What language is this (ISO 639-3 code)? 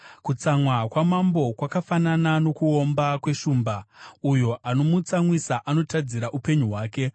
sna